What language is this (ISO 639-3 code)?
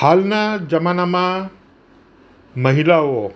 guj